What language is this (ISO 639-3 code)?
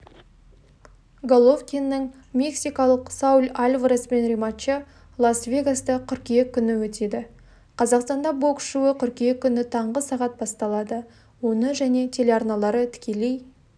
kaz